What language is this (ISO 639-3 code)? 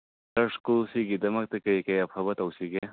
mni